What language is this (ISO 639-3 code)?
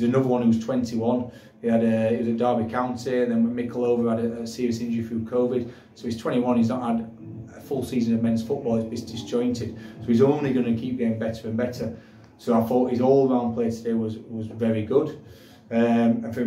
eng